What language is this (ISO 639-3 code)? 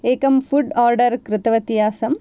san